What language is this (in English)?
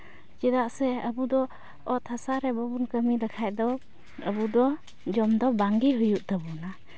Santali